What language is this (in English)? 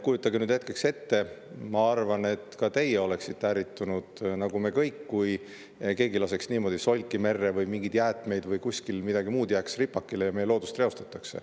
Estonian